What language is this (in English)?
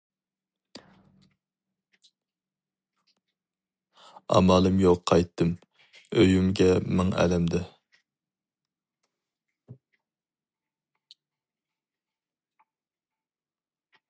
Uyghur